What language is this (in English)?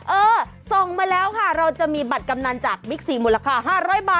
Thai